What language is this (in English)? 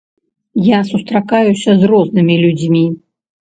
Belarusian